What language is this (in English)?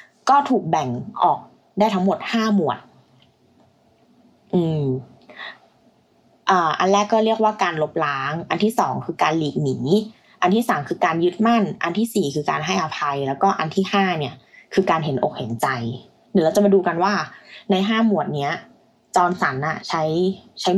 Thai